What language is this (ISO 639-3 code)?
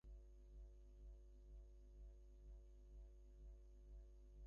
ben